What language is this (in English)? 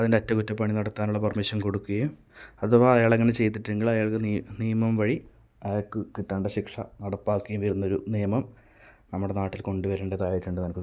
Malayalam